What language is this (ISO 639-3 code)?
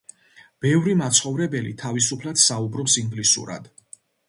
kat